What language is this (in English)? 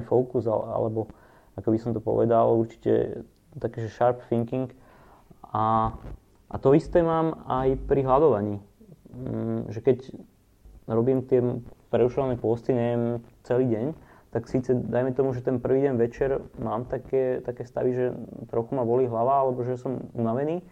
Slovak